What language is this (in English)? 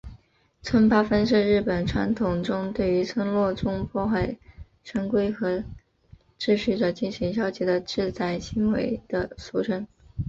Chinese